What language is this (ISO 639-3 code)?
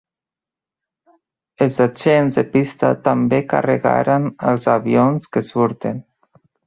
cat